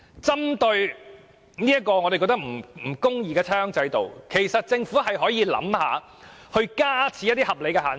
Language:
Cantonese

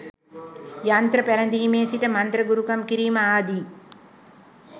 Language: Sinhala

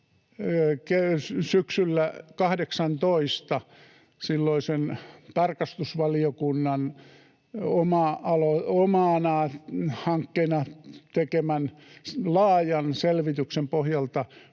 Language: Finnish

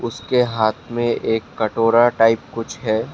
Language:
Hindi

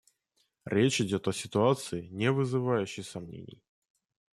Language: Russian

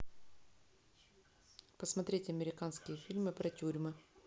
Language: Russian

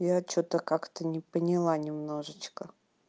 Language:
Russian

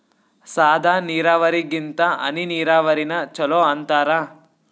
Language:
Kannada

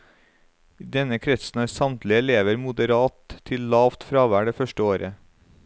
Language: Norwegian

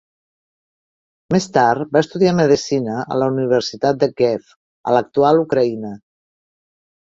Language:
Catalan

